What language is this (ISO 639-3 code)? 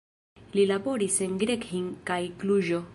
epo